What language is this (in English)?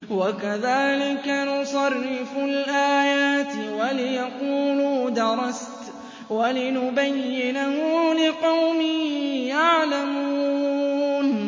Arabic